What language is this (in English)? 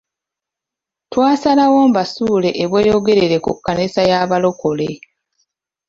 Ganda